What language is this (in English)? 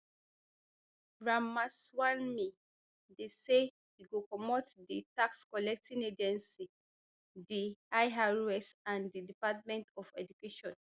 Nigerian Pidgin